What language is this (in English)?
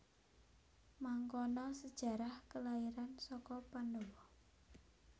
Javanese